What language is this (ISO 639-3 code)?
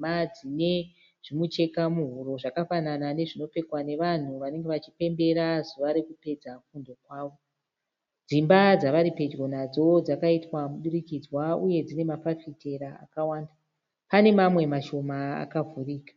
sna